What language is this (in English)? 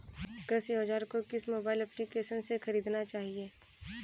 Hindi